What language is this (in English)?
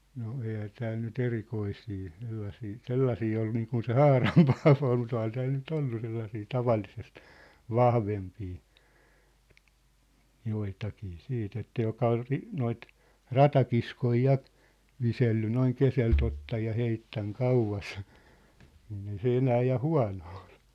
Finnish